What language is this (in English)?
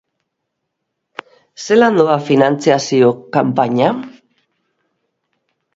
Basque